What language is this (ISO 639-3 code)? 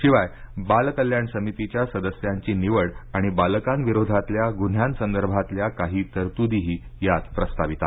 mar